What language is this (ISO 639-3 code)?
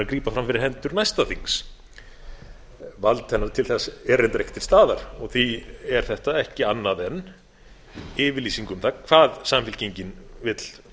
isl